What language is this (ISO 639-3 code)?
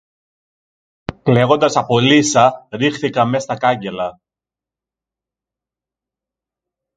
ell